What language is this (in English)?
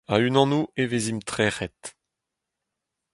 Breton